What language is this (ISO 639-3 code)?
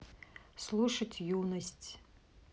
rus